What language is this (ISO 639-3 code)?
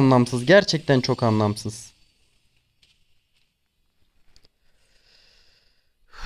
tur